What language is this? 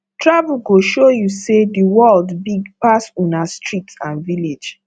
Nigerian Pidgin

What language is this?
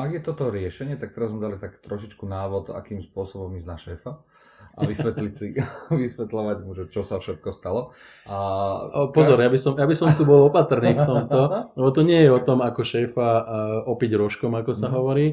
Slovak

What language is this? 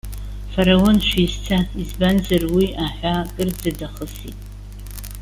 Abkhazian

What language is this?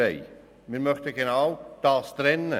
Swiss German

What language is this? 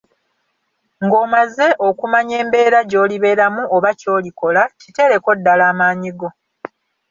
Ganda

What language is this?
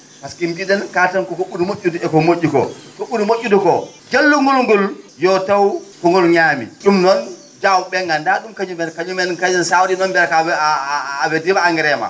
Fula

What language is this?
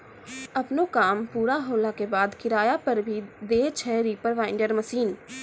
Maithili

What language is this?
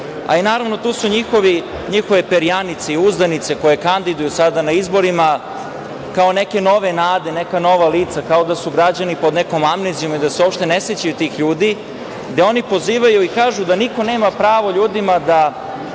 Serbian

